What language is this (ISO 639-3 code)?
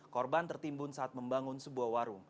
ind